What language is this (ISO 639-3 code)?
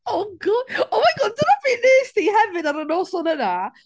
cym